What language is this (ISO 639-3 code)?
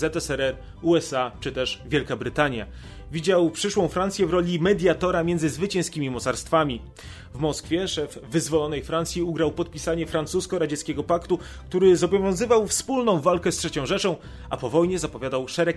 pol